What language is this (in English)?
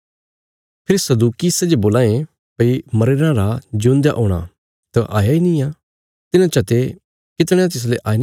Bilaspuri